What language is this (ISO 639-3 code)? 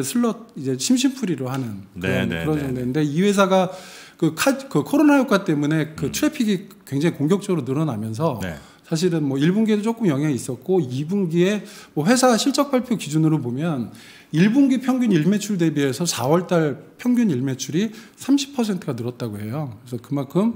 kor